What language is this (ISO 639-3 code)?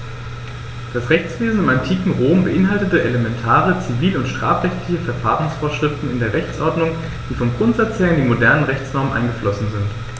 deu